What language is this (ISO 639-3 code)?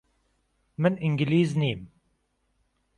ckb